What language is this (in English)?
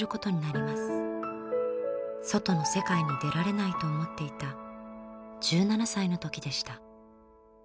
Japanese